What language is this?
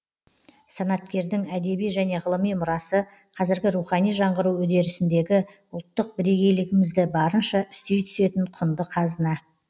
Kazakh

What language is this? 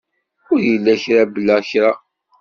Kabyle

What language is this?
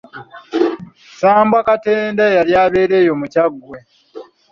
Ganda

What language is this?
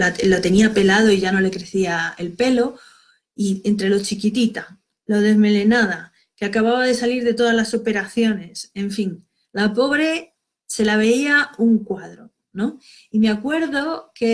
Spanish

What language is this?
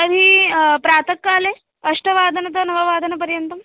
Sanskrit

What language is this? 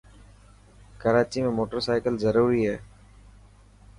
Dhatki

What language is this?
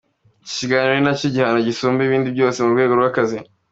Kinyarwanda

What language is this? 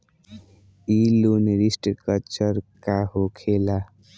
Bhojpuri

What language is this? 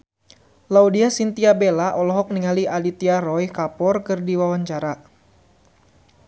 Sundanese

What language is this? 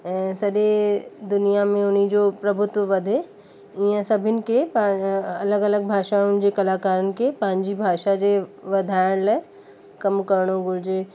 Sindhi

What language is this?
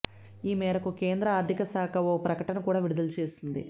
Telugu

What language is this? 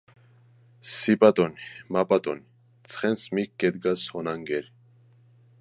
Georgian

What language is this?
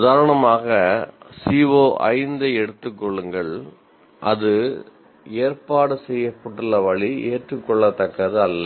Tamil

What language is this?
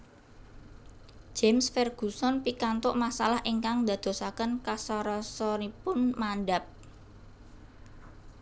Javanese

